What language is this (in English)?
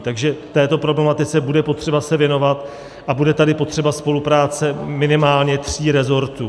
Czech